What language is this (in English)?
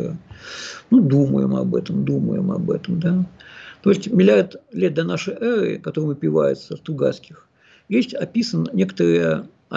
Russian